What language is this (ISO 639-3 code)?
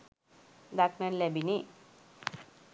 sin